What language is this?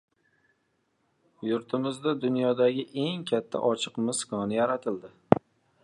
Uzbek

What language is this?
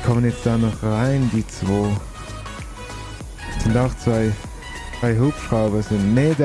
German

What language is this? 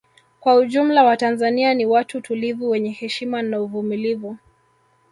Swahili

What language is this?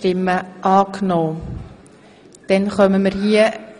Swiss German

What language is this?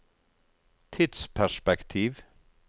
Norwegian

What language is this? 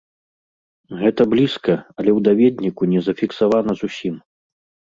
Belarusian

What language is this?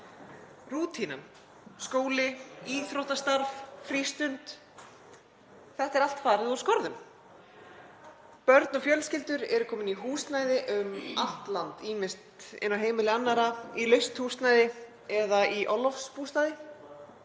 Icelandic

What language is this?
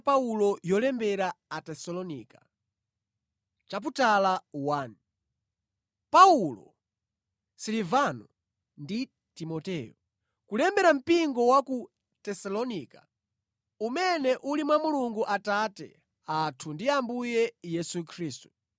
Nyanja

